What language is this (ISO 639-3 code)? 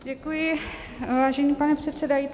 ces